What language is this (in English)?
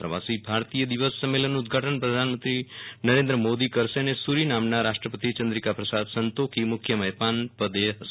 Gujarati